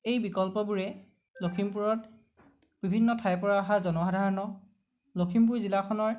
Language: Assamese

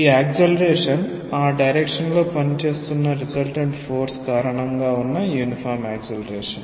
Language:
Telugu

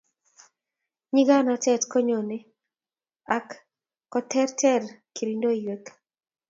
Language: Kalenjin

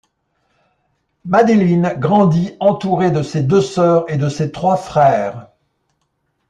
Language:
French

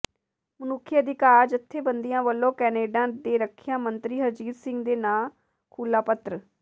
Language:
Punjabi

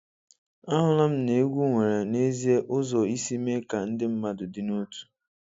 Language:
Igbo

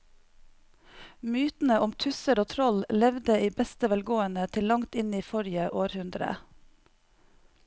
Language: Norwegian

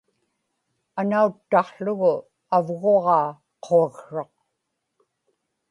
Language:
Inupiaq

